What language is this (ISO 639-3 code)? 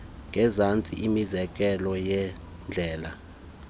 xho